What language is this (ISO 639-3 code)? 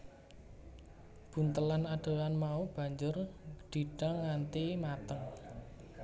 jav